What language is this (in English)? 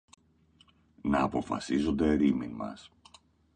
Greek